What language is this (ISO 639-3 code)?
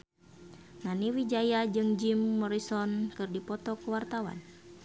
sun